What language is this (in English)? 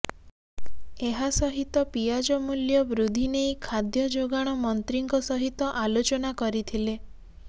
Odia